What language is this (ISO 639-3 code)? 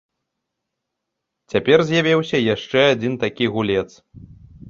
bel